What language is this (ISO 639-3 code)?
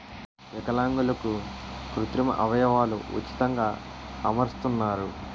tel